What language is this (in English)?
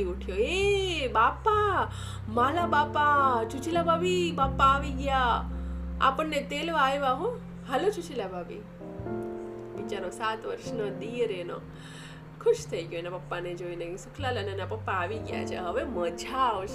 Gujarati